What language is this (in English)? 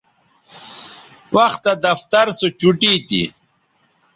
Bateri